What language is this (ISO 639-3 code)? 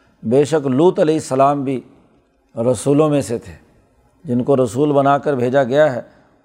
urd